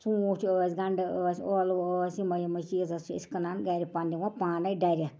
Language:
Kashmiri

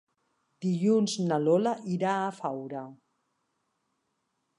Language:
Catalan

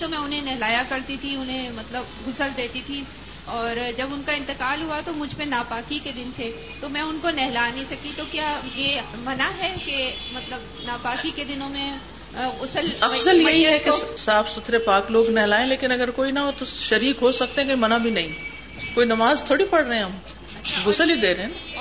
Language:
Urdu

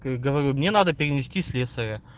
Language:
Russian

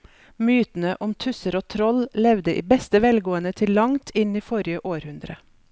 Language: Norwegian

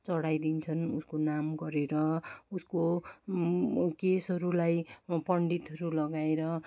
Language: Nepali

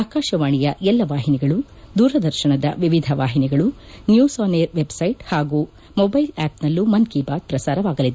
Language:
Kannada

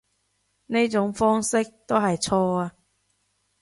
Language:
Cantonese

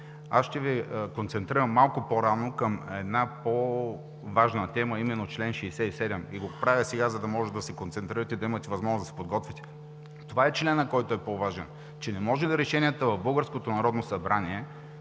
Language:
Bulgarian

